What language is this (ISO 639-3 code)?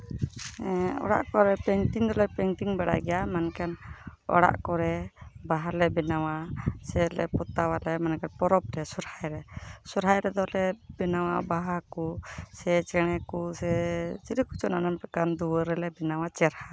sat